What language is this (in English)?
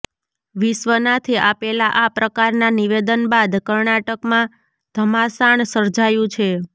Gujarati